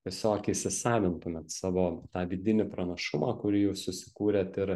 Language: Lithuanian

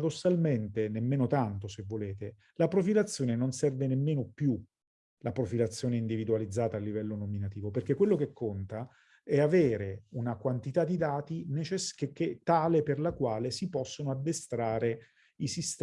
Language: Italian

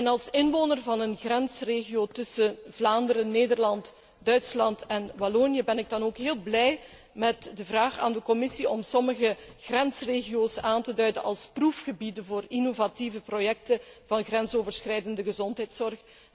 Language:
Dutch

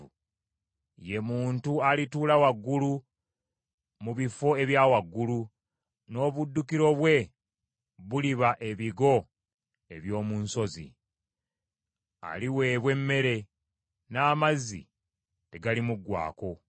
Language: Ganda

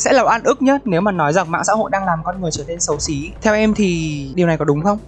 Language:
Vietnamese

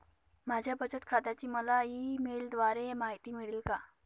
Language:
Marathi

